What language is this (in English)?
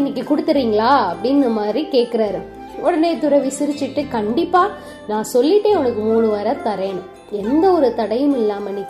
Tamil